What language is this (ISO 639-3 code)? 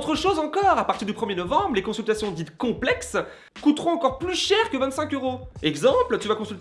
fra